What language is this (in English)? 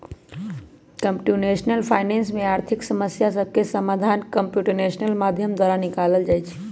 Magahi